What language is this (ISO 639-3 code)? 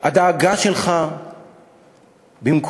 heb